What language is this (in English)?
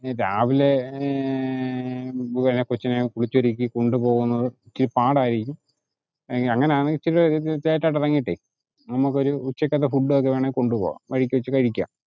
Malayalam